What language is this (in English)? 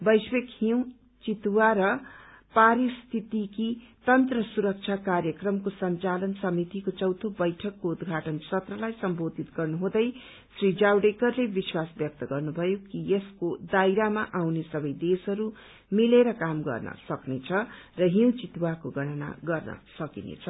Nepali